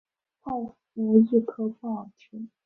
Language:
Chinese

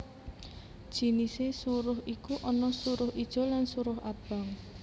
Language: Javanese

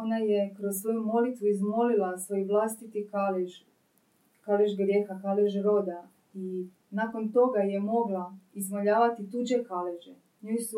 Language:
Croatian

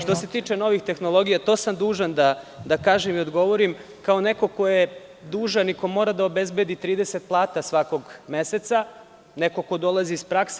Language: Serbian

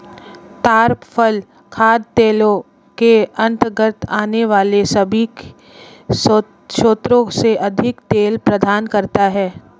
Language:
Hindi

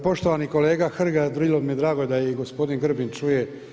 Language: Croatian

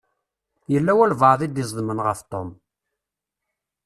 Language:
Kabyle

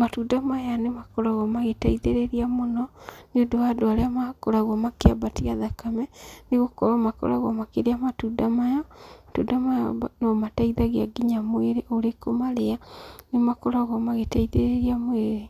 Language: Kikuyu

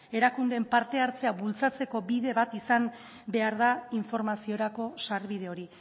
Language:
Basque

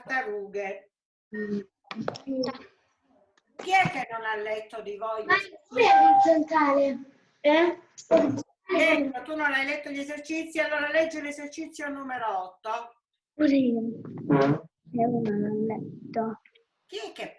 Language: Italian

